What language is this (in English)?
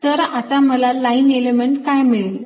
Marathi